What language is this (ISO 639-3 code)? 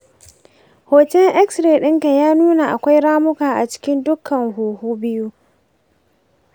hau